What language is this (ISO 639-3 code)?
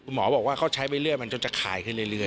tha